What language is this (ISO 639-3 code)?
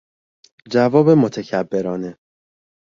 fas